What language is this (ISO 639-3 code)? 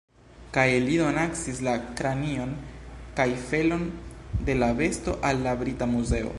epo